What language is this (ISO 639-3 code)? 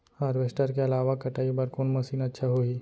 hne